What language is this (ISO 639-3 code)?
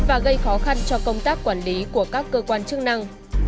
vie